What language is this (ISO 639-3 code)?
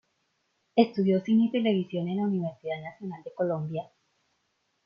spa